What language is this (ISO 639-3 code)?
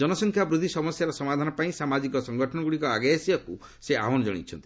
ori